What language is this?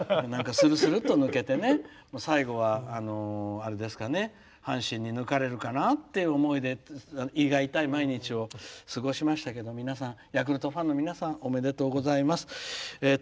Japanese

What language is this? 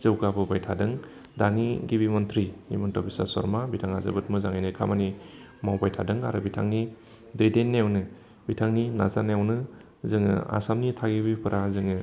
Bodo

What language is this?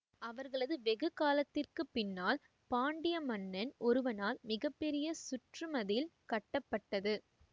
Tamil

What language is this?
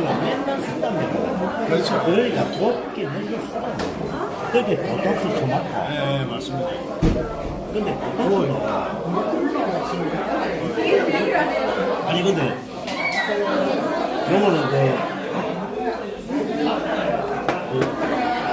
Korean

